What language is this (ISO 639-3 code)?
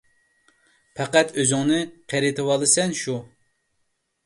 uig